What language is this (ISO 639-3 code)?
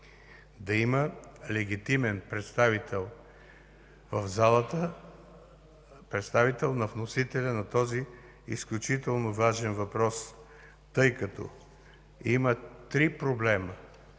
bul